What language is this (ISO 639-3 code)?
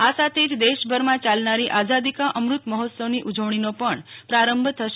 guj